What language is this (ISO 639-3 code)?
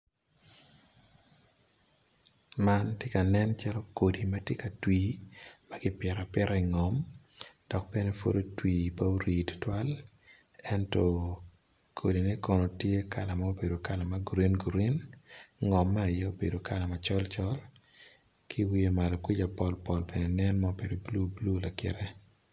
ach